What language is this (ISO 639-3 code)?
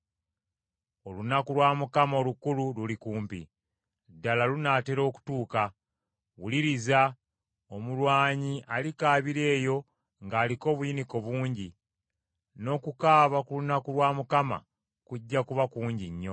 lug